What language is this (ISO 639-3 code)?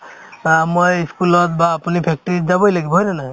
asm